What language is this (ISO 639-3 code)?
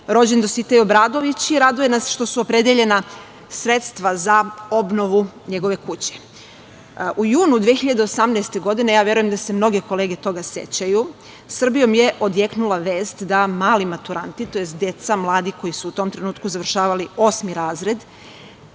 srp